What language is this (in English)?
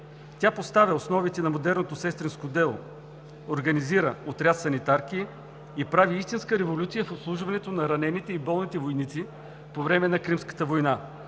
Bulgarian